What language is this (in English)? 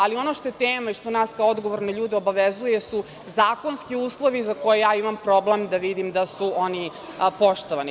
Serbian